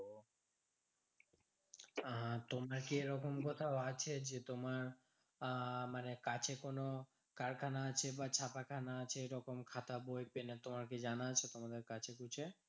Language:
Bangla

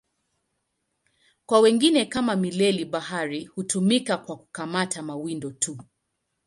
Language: Swahili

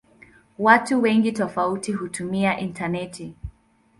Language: Swahili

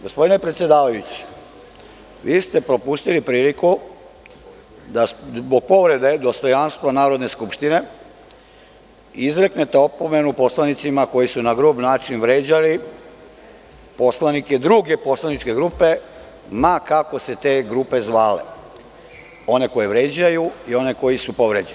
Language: Serbian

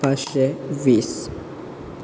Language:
Konkani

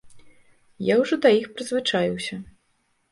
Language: Belarusian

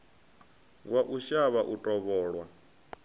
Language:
Venda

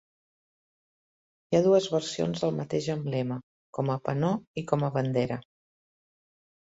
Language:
Catalan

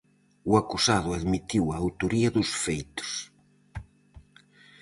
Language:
Galician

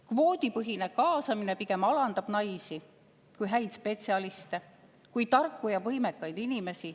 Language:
Estonian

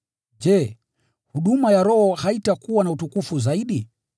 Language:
Swahili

